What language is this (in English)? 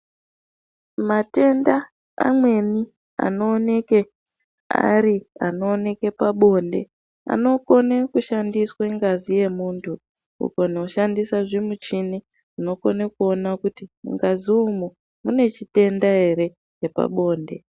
Ndau